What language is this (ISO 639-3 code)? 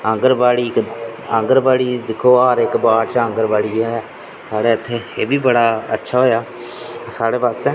doi